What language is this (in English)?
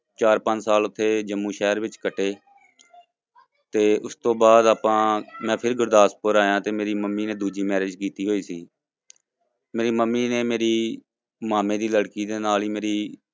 Punjabi